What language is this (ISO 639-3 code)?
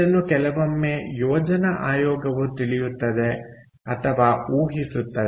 kan